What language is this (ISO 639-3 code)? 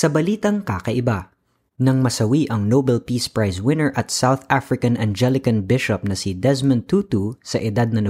fil